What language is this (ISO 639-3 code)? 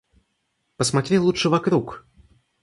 rus